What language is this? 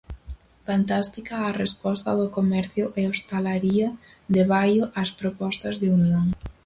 Galician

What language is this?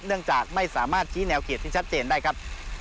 Thai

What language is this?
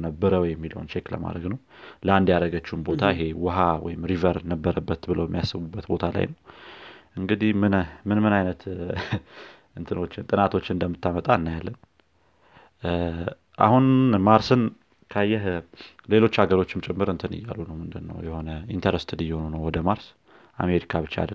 Amharic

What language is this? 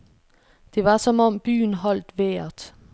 Danish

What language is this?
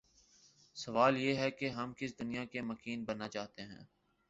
Urdu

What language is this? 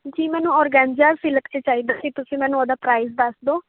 Punjabi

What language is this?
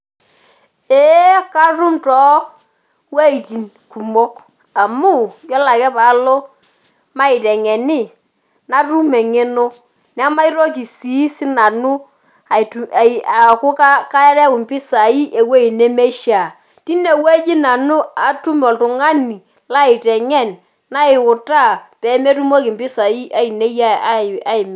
Masai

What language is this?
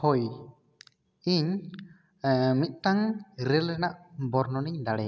Santali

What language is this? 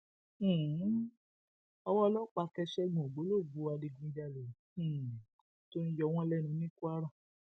Yoruba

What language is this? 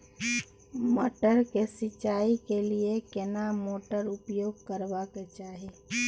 Maithili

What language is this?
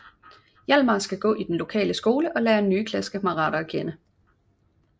Danish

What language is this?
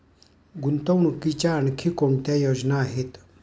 Marathi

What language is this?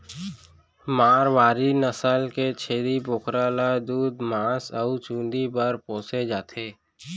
Chhattisgarhi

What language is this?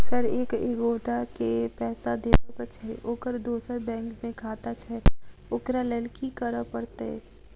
Maithili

